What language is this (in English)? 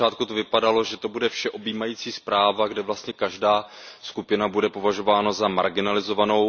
Czech